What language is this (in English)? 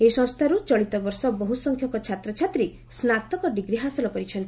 Odia